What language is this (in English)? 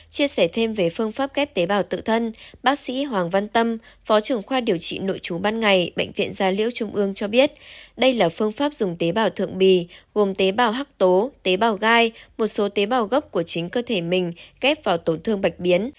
Vietnamese